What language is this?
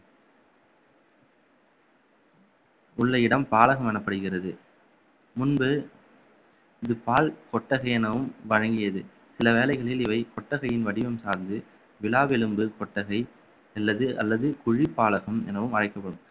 Tamil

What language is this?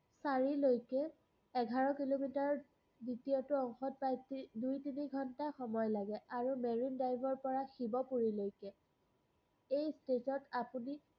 Assamese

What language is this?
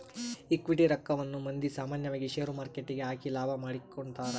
Kannada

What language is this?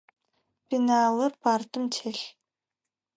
Adyghe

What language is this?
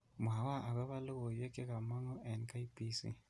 Kalenjin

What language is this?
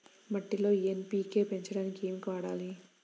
Telugu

